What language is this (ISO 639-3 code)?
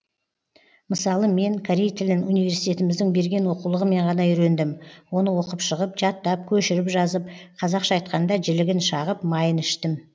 kaz